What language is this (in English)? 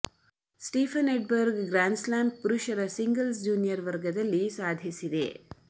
Kannada